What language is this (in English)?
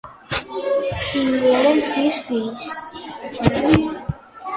Catalan